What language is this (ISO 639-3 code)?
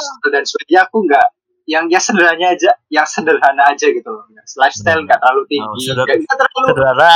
ind